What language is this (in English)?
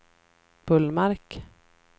Swedish